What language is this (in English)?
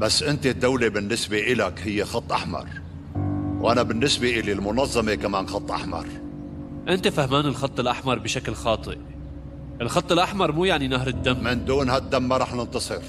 Arabic